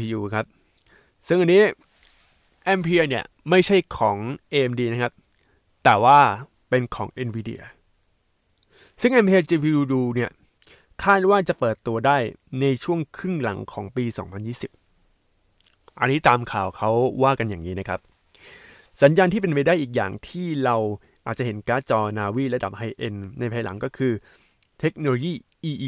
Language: Thai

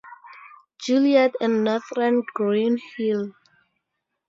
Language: English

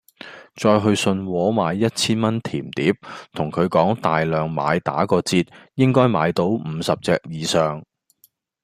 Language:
Cantonese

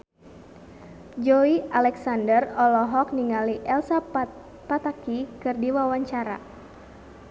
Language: Sundanese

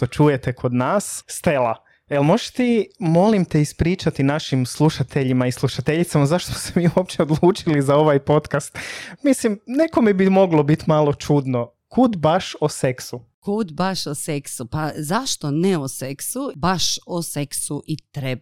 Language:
Croatian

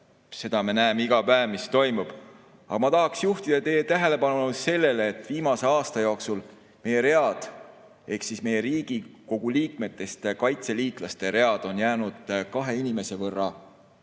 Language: Estonian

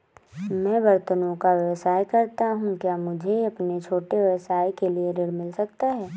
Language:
Hindi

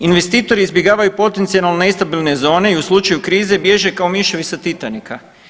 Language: Croatian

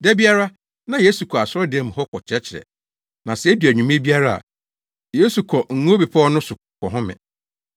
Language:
Akan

